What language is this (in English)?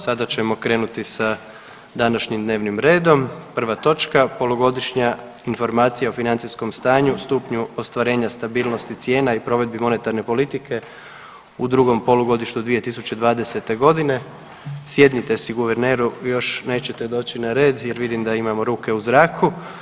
Croatian